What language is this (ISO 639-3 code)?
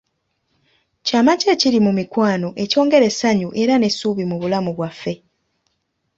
lug